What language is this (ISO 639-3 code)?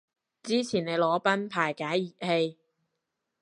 yue